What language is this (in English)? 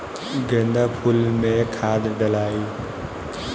Bhojpuri